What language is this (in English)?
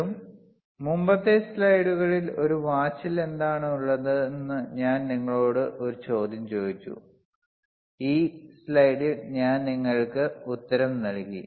Malayalam